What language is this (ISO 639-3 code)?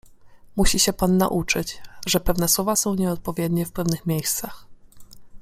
pol